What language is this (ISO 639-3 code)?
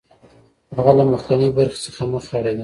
pus